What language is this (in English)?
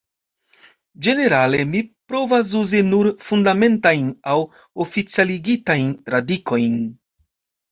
Esperanto